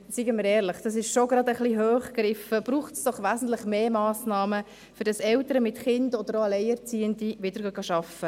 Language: Swiss German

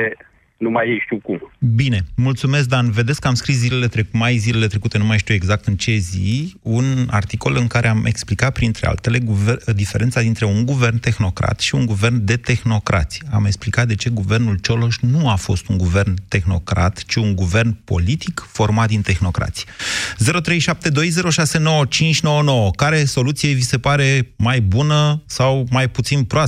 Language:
Romanian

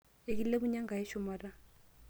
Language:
Masai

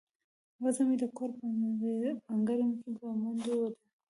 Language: Pashto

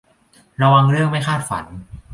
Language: Thai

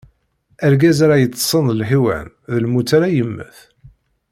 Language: Kabyle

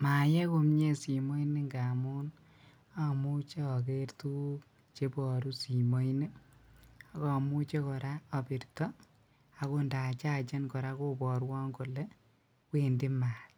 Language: Kalenjin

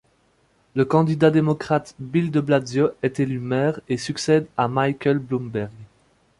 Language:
French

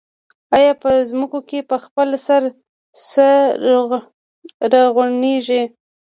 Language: Pashto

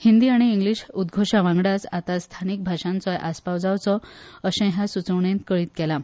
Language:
Konkani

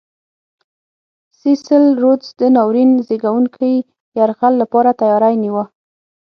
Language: Pashto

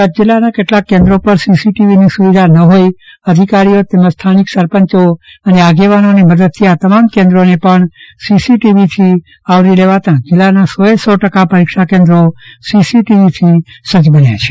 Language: Gujarati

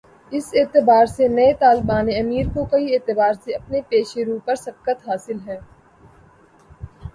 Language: Urdu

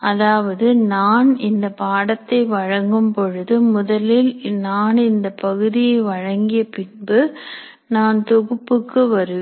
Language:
Tamil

